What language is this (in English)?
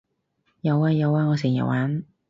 Cantonese